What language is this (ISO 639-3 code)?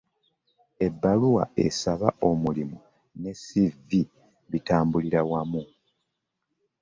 lug